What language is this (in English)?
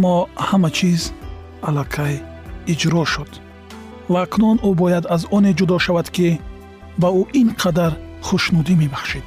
Persian